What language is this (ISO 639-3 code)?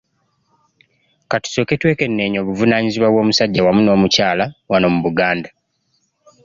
lug